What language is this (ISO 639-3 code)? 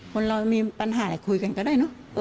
tha